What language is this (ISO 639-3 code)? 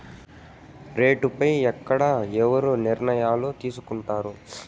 tel